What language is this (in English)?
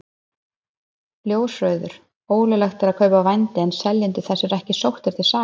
Icelandic